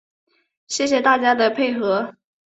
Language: Chinese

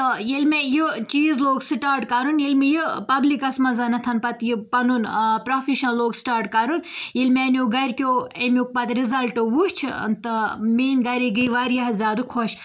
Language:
Kashmiri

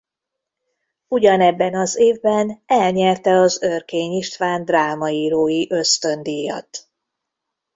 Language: Hungarian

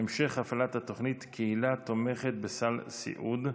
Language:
Hebrew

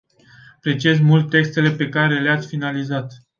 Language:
Romanian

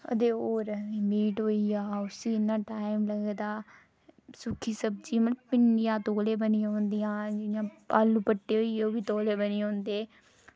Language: Dogri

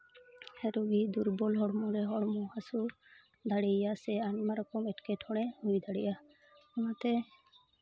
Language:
Santali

